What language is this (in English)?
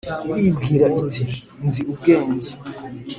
Kinyarwanda